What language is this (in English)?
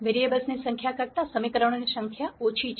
Gujarati